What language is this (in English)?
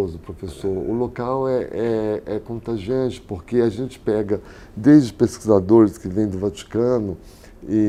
Portuguese